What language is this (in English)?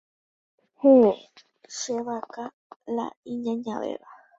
Guarani